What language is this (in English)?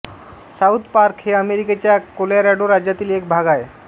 Marathi